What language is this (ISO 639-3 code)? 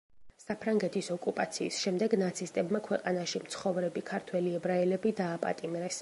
kat